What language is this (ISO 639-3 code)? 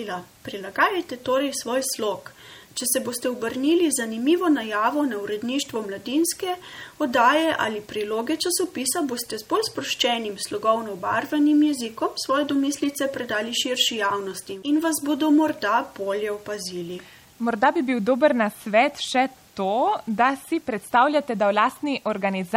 ita